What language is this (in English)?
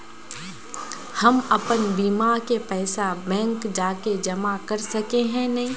Magahi